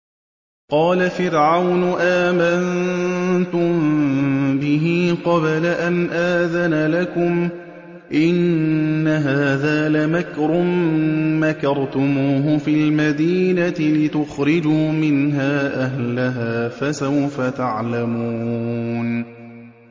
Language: Arabic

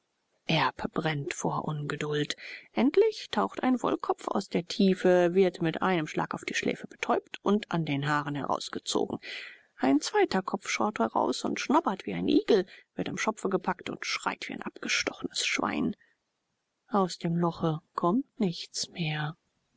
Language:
German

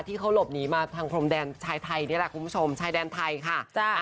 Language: Thai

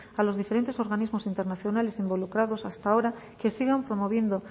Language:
Spanish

